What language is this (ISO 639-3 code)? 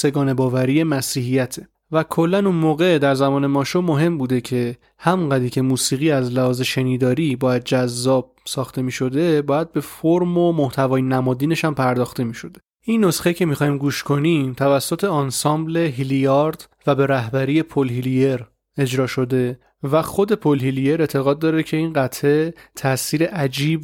fas